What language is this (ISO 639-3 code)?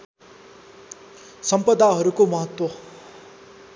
nep